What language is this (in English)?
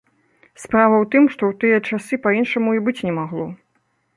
Belarusian